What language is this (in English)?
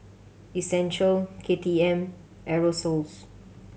English